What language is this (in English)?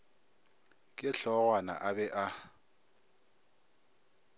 Northern Sotho